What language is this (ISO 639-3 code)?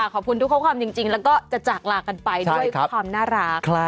tha